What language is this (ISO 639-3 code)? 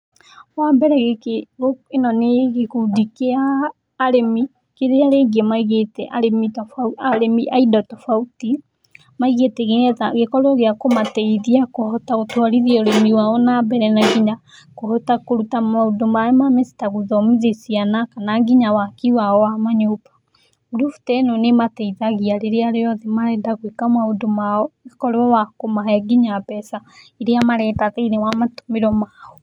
kik